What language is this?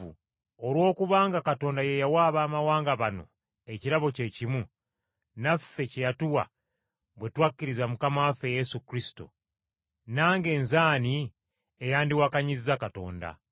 Ganda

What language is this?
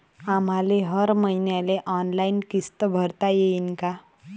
Marathi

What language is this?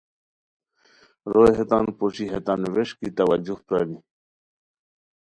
Khowar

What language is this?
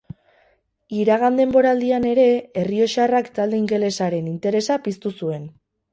Basque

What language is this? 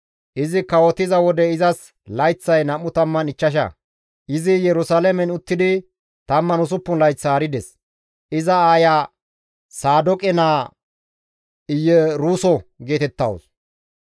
Gamo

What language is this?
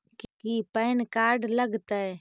Magahi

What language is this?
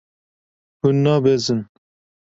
Kurdish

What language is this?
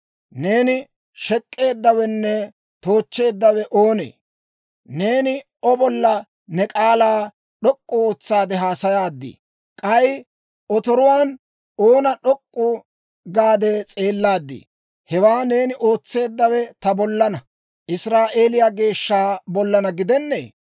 Dawro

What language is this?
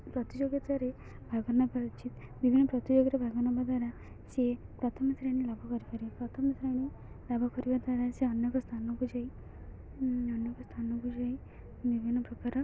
Odia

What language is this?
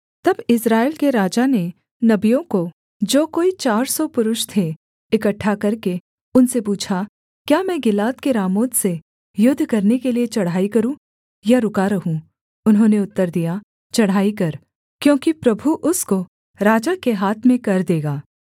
Hindi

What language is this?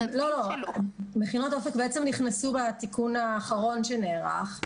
Hebrew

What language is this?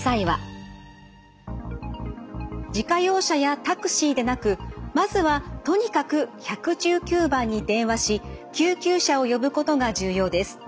Japanese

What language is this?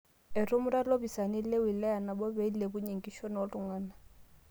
Masai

